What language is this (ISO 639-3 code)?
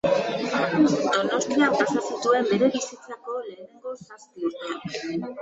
eus